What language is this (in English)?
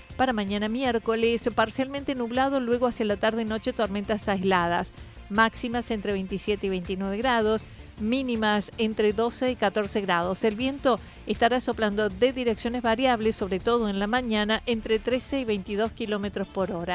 Spanish